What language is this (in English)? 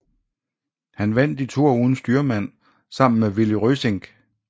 Danish